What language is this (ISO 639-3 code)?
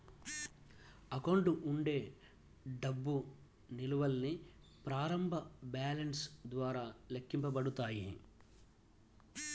tel